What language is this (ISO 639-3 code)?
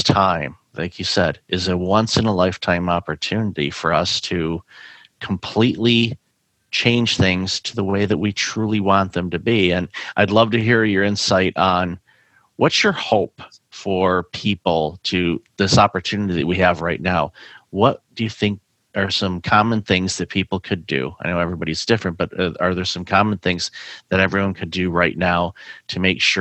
eng